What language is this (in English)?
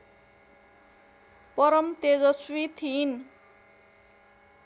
Nepali